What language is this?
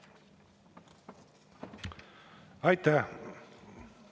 Estonian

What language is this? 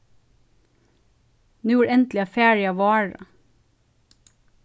Faroese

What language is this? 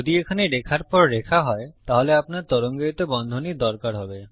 Bangla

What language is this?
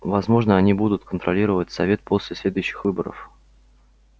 Russian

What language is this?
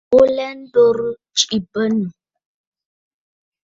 Bafut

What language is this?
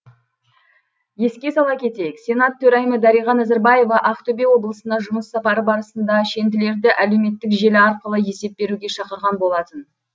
Kazakh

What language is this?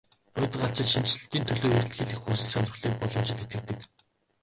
Mongolian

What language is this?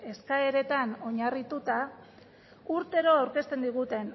Basque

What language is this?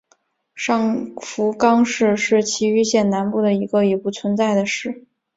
Chinese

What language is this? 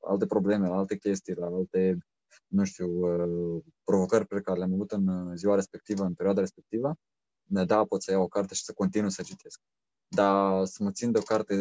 Romanian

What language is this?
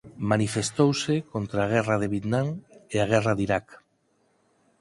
Galician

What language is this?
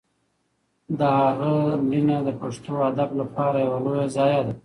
Pashto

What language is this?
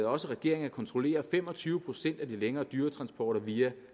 Danish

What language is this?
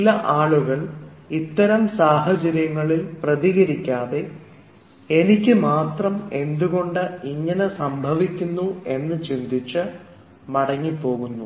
Malayalam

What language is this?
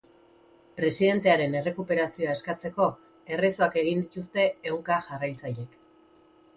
Basque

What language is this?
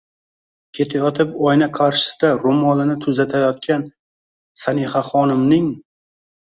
Uzbek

